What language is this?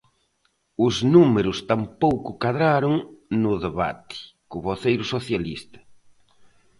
Galician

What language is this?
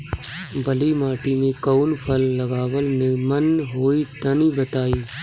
Bhojpuri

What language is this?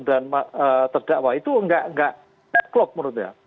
Indonesian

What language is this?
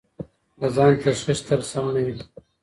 Pashto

